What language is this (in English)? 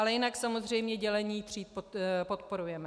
Czech